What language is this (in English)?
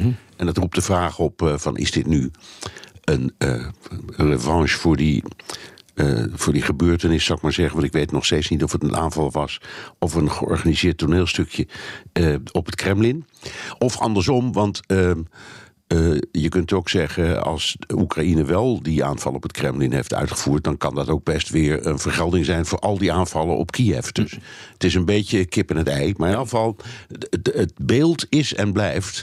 Dutch